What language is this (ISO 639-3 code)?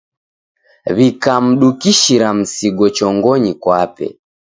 dav